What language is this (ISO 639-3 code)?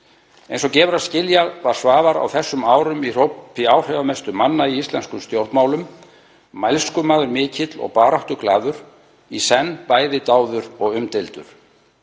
isl